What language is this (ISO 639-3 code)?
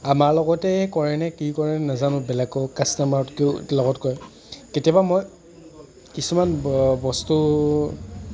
asm